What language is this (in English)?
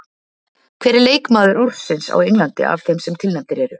Icelandic